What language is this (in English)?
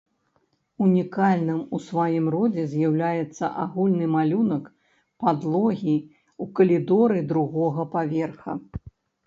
Belarusian